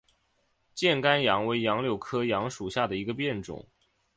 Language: Chinese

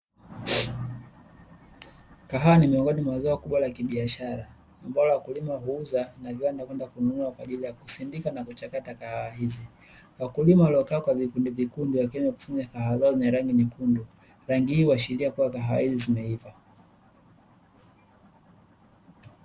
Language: Swahili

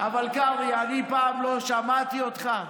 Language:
Hebrew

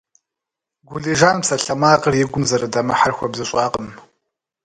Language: Kabardian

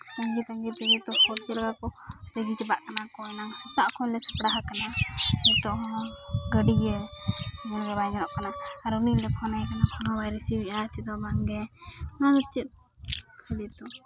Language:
Santali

